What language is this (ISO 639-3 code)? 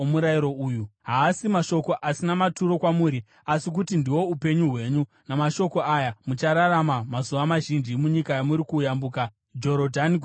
sna